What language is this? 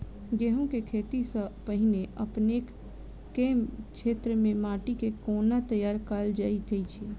Maithili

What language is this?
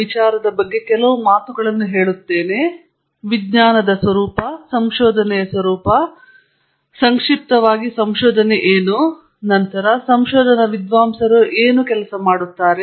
Kannada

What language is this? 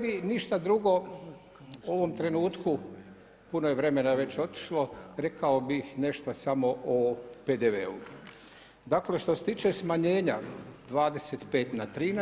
Croatian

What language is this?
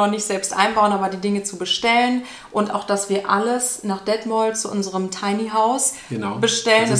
German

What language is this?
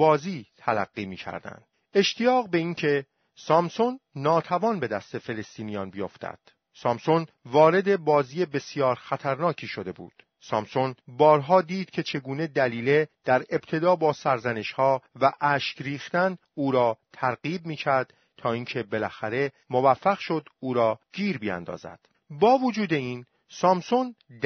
Persian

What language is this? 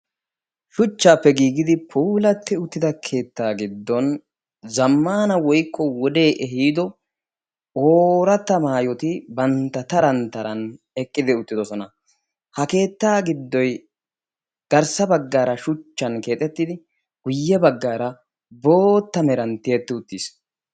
Wolaytta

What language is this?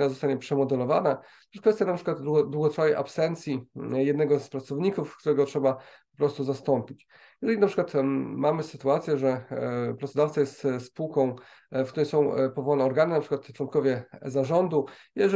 Polish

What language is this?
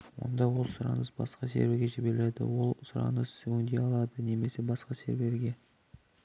Kazakh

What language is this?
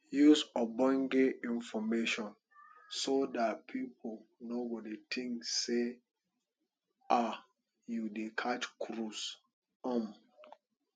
Nigerian Pidgin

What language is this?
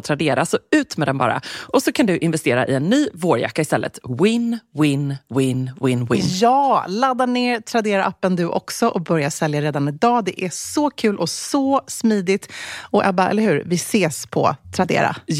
Swedish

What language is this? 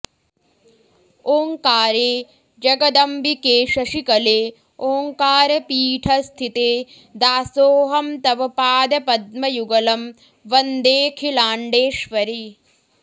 Sanskrit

